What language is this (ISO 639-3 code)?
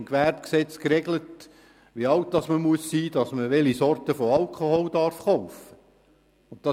gsw